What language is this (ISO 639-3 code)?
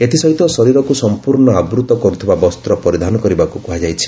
ori